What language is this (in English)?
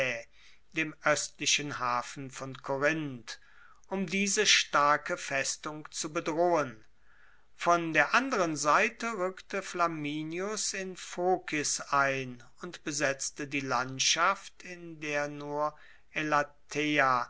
German